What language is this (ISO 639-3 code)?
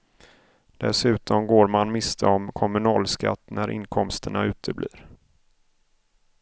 swe